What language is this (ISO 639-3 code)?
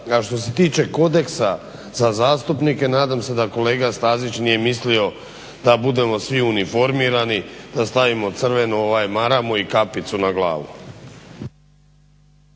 hrv